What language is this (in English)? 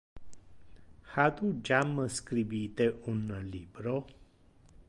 Interlingua